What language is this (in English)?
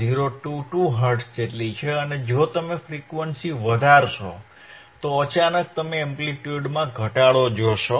Gujarati